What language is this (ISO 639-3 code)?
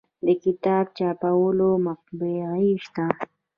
pus